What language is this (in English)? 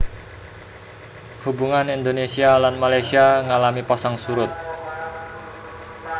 Javanese